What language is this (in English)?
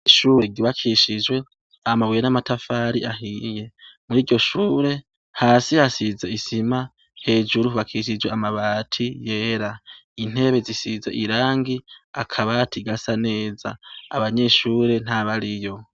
Rundi